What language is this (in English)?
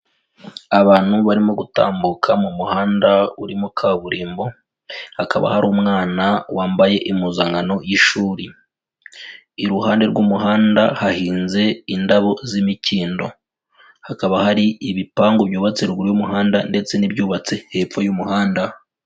Kinyarwanda